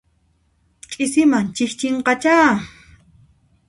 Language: Puno Quechua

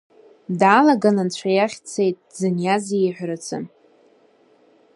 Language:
Abkhazian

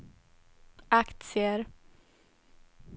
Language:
Swedish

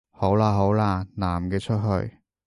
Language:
Cantonese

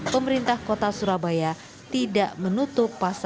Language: Indonesian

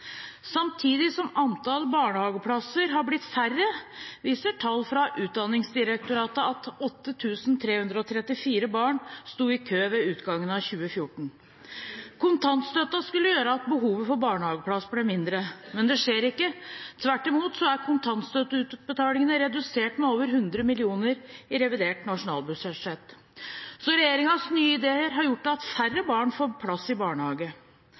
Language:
Norwegian Bokmål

